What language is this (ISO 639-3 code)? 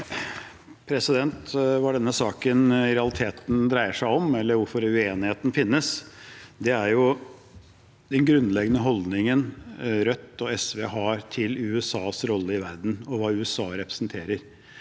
nor